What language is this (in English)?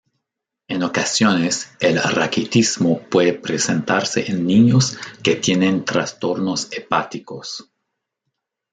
Spanish